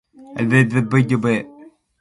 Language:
Borgu Fulfulde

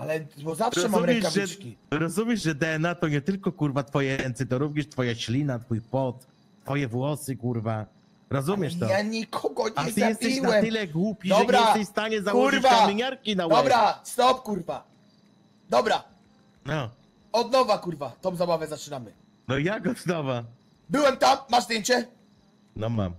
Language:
Polish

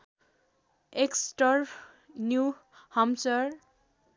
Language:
Nepali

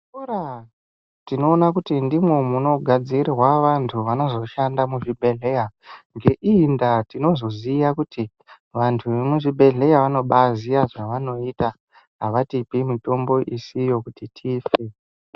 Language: Ndau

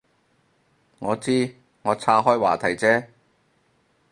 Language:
Cantonese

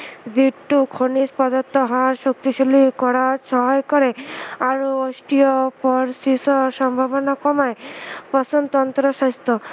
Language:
Assamese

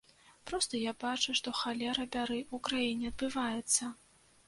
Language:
Belarusian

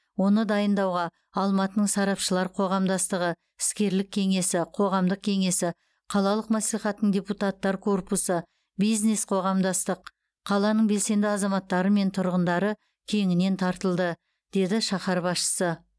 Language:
Kazakh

